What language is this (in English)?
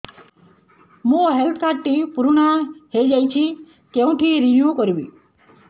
Odia